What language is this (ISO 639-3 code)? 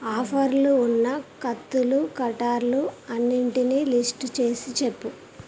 tel